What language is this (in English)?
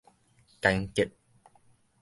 Min Nan Chinese